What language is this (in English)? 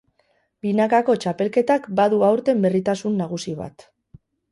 Basque